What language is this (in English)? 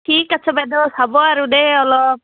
Assamese